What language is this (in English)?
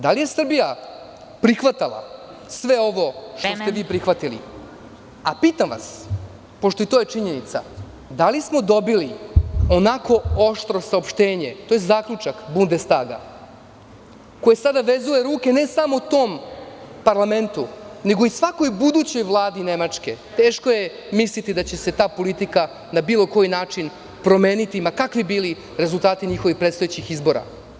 Serbian